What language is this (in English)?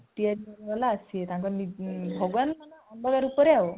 Odia